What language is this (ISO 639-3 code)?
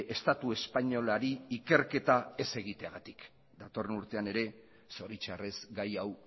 eus